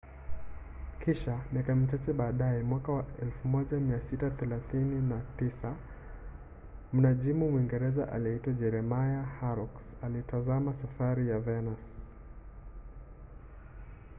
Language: Swahili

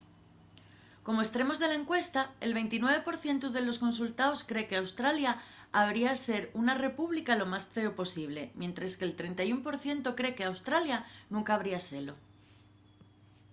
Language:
Asturian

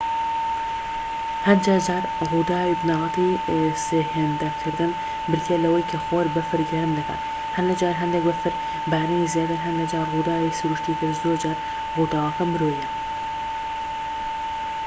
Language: Central Kurdish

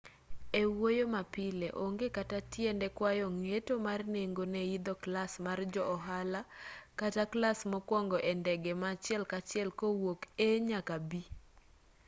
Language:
Luo (Kenya and Tanzania)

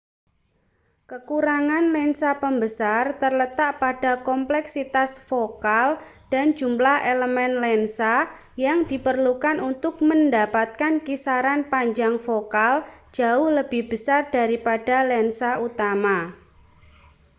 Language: Indonesian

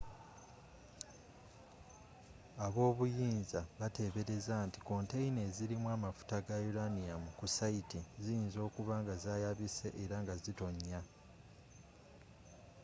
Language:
Ganda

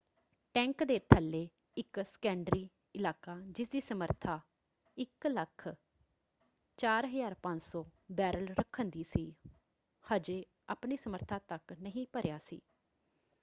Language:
Punjabi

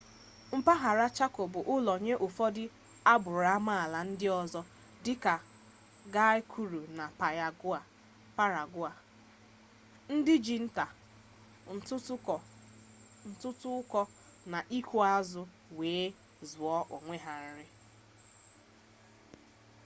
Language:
Igbo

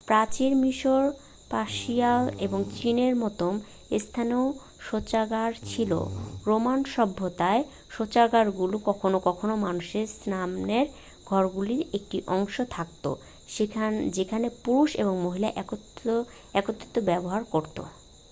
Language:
Bangla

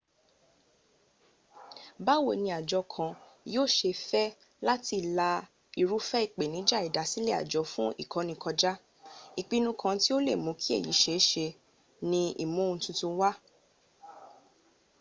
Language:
Yoruba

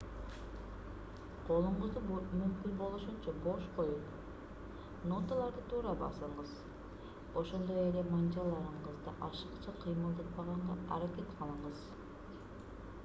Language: Kyrgyz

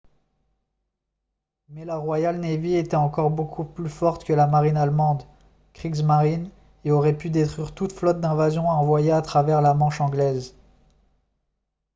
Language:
French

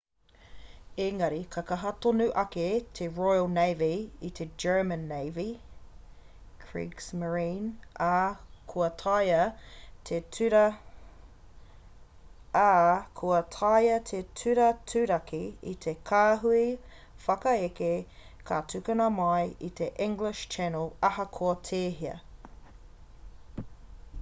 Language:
Māori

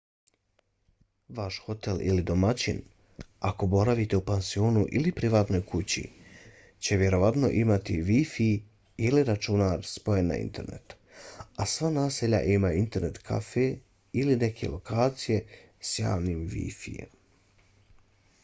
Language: Bosnian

